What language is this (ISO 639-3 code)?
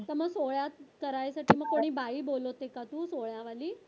mar